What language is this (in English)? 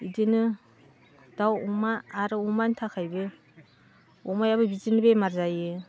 Bodo